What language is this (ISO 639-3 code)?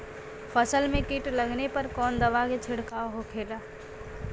bho